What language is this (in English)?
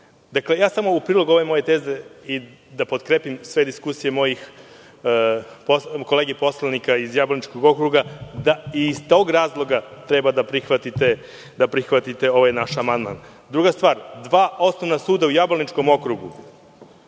Serbian